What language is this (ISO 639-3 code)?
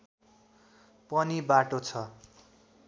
nep